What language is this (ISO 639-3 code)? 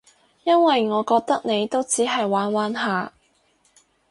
yue